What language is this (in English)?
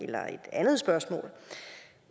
Danish